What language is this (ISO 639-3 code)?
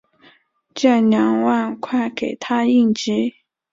zho